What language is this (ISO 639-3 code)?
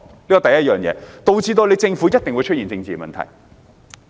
yue